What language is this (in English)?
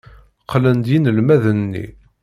Kabyle